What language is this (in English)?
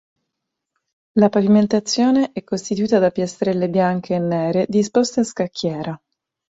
Italian